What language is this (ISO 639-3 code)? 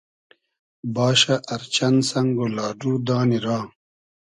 haz